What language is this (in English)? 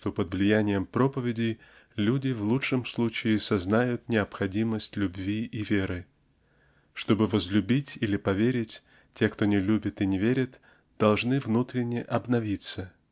Russian